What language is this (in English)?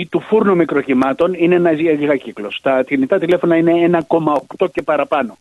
Greek